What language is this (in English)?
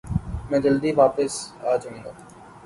Urdu